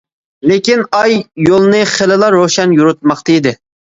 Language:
Uyghur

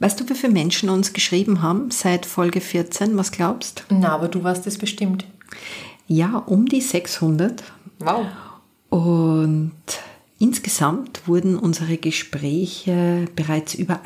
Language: German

